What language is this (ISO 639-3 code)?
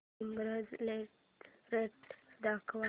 mar